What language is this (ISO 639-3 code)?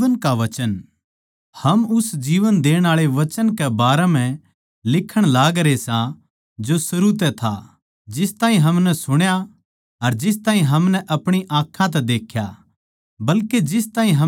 bgc